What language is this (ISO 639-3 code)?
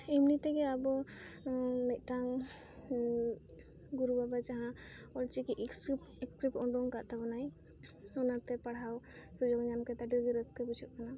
sat